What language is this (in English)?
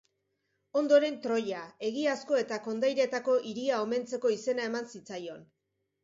Basque